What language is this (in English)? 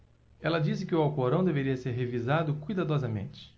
Portuguese